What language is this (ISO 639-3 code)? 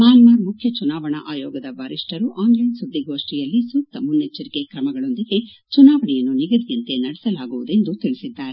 kan